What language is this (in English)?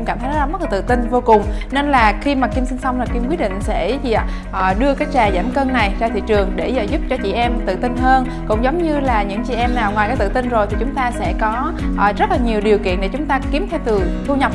Vietnamese